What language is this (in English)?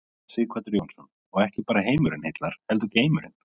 Icelandic